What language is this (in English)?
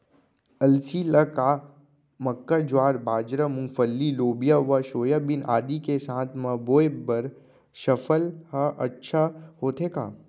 Chhattisgarhi